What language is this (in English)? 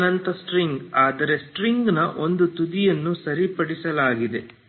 Kannada